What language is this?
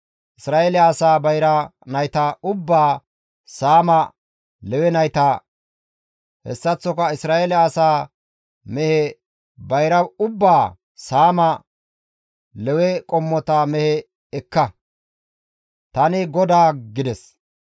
Gamo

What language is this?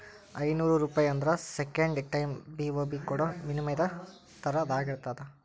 Kannada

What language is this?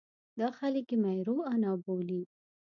Pashto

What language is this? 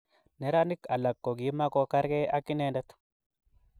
Kalenjin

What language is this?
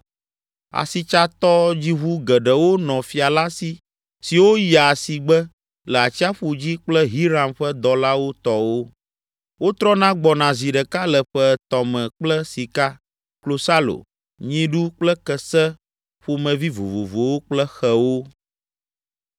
Ewe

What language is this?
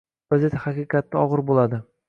Uzbek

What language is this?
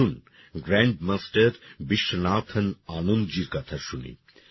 Bangla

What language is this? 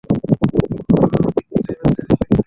Bangla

